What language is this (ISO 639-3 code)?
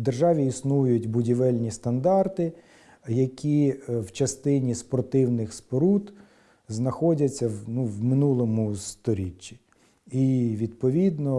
ukr